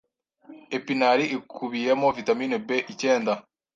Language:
Kinyarwanda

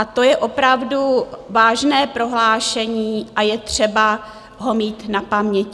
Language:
Czech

